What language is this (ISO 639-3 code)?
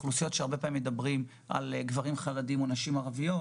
heb